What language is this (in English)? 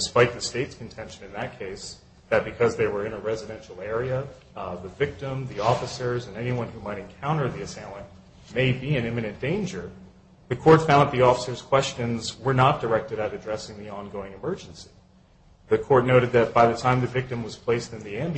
English